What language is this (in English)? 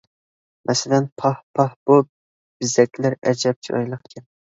Uyghur